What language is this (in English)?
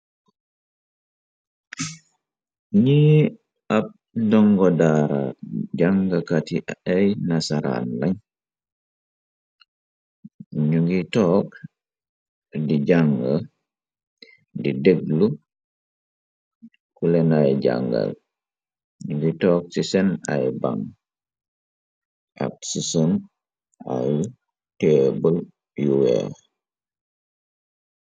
Wolof